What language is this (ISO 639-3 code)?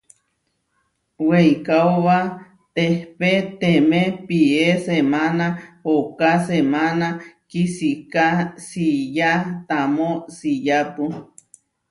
var